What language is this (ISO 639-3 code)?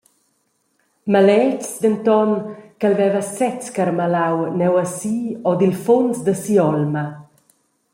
roh